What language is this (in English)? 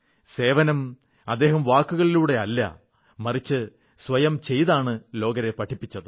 Malayalam